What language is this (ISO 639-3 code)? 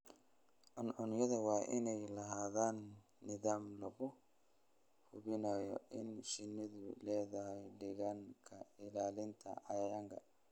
som